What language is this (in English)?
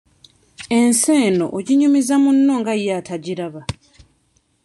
Ganda